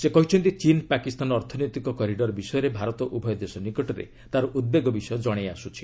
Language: Odia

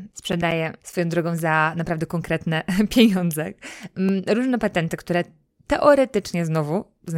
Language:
Polish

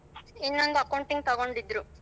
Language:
Kannada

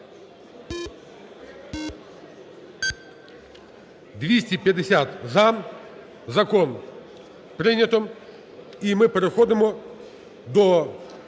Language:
Ukrainian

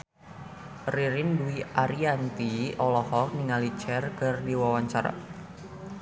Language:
Sundanese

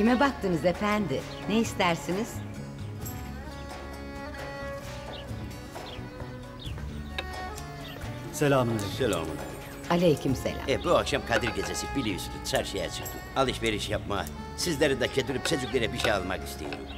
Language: Turkish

